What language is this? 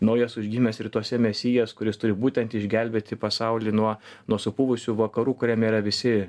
Lithuanian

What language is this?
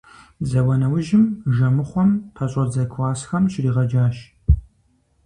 Kabardian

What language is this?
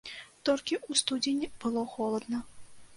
Belarusian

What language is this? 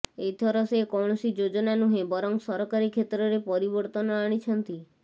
Odia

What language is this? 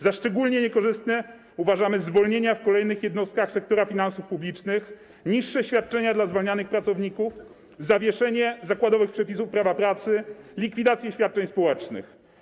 Polish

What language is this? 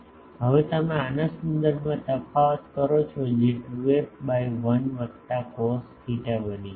Gujarati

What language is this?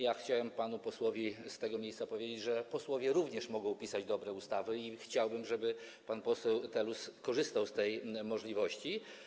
Polish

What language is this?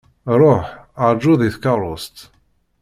Kabyle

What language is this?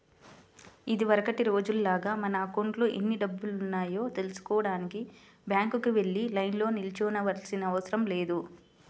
Telugu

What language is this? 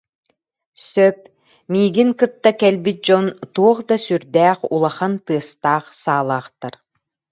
Yakut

